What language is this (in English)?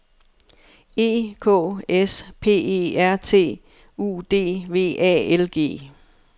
Danish